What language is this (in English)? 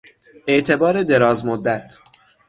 Persian